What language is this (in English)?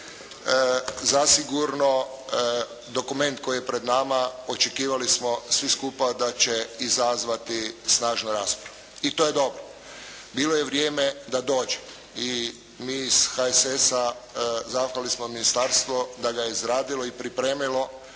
Croatian